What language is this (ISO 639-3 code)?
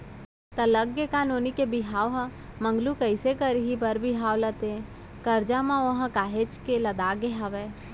hne